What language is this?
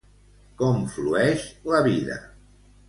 Catalan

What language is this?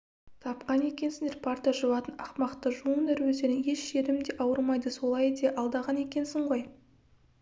Kazakh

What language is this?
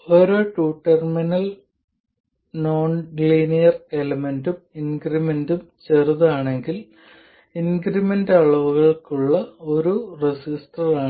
Malayalam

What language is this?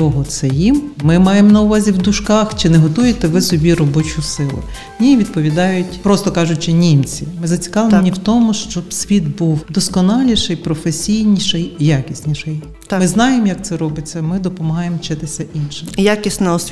Ukrainian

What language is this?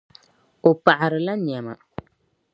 Dagbani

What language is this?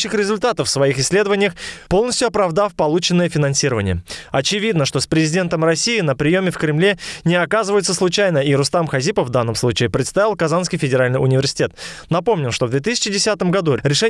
Russian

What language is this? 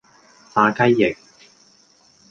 Cantonese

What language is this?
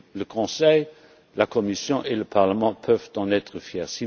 French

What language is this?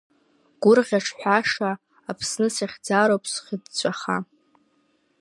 Abkhazian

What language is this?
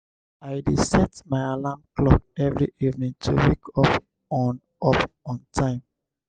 Nigerian Pidgin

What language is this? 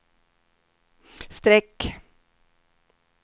Swedish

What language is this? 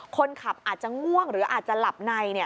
Thai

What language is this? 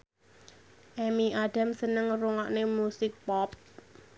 Javanese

